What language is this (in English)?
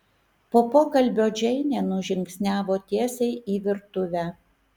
Lithuanian